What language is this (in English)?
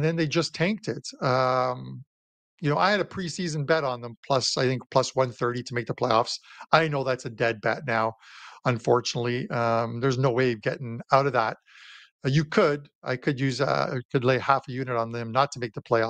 English